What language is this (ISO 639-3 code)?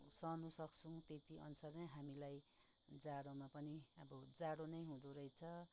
nep